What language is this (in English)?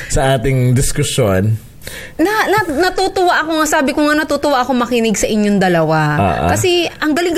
Filipino